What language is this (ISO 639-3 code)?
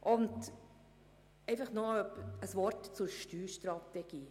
gsw